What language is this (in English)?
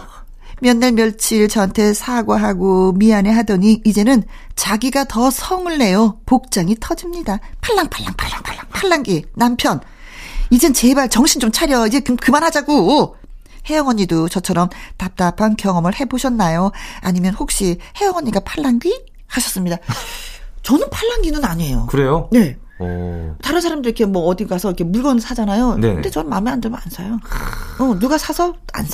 Korean